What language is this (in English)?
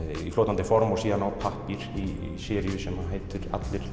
Icelandic